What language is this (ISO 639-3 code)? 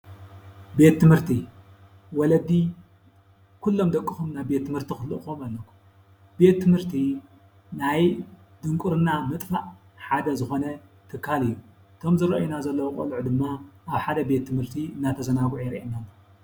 tir